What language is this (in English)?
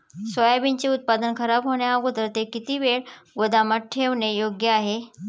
Marathi